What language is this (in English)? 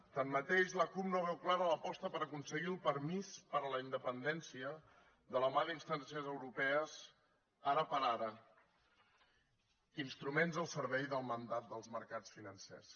Catalan